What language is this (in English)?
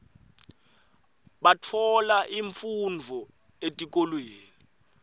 Swati